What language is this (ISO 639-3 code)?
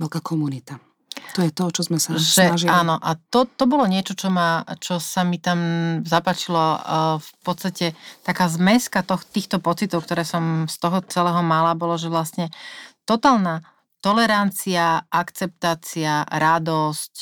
slk